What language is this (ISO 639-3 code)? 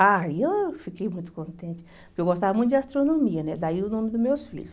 por